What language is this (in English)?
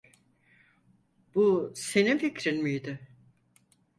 Turkish